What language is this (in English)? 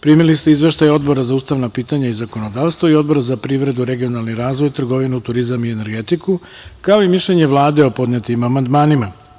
Serbian